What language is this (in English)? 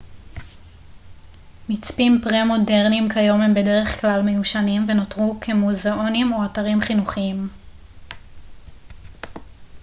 Hebrew